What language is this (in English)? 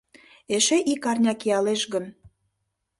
Mari